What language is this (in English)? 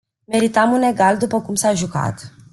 Romanian